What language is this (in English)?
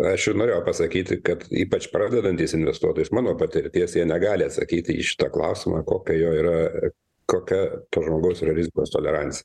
Lithuanian